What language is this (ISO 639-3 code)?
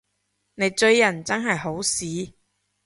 yue